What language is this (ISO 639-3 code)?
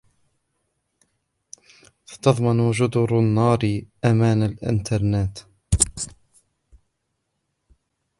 ara